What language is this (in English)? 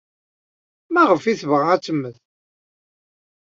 Kabyle